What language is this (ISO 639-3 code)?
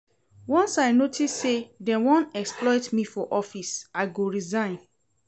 pcm